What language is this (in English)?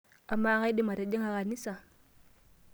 Masai